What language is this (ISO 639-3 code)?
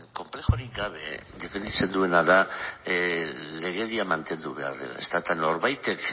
eus